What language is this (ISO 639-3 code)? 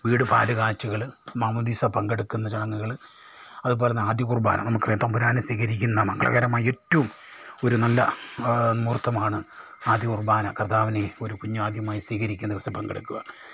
mal